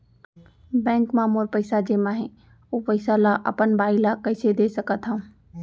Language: Chhattisgarhi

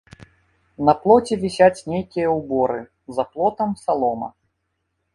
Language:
Belarusian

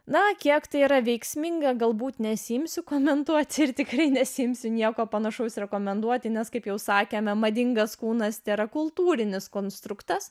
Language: Lithuanian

